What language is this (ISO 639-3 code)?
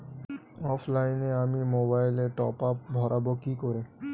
ben